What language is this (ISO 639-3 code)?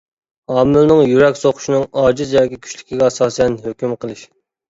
uig